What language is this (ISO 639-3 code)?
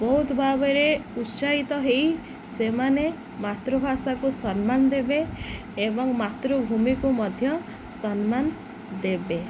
ori